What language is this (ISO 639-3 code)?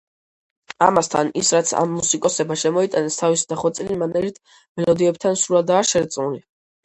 kat